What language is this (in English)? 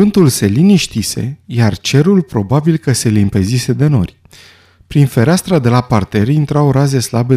Romanian